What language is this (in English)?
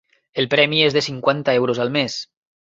Catalan